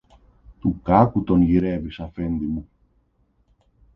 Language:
Greek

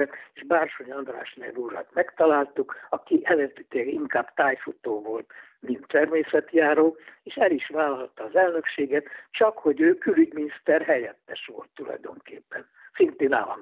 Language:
Hungarian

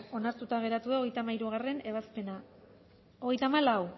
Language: Basque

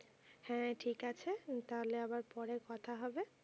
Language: Bangla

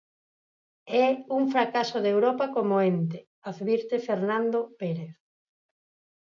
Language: Galician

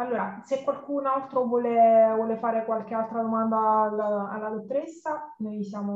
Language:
Italian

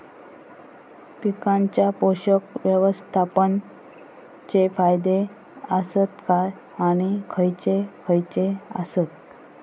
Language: Marathi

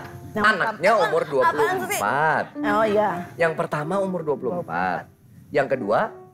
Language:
Indonesian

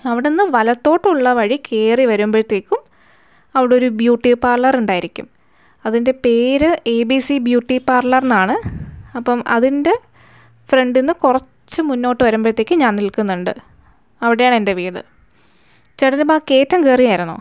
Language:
Malayalam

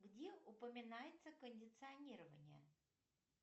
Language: Russian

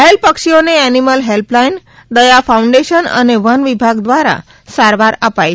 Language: Gujarati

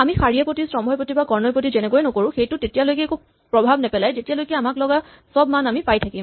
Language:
Assamese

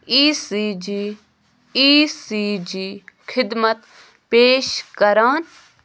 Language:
Kashmiri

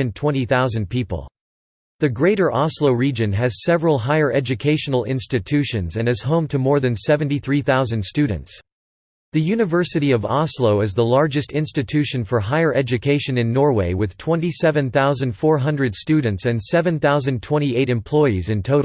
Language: English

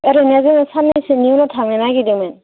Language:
Bodo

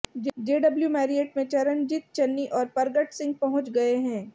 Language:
Hindi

